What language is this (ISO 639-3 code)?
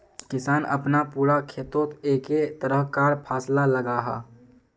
mag